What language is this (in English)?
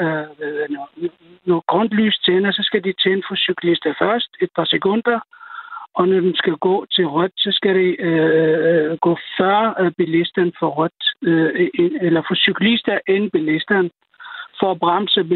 Danish